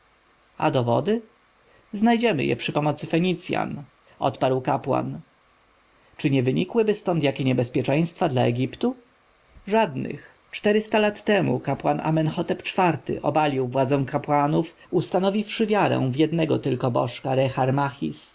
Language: Polish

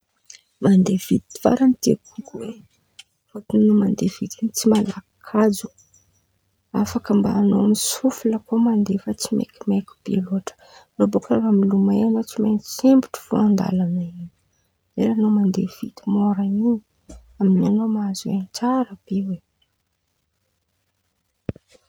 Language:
Antankarana Malagasy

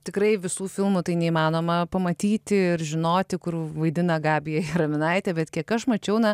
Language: Lithuanian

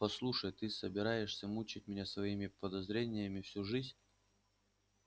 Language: Russian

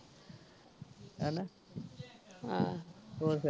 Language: Punjabi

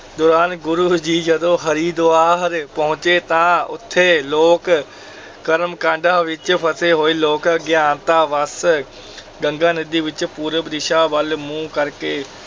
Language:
Punjabi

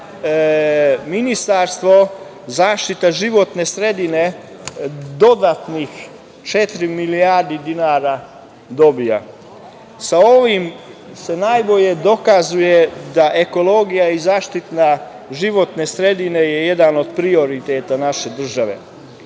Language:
Serbian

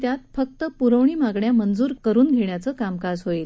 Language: Marathi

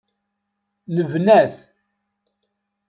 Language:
Kabyle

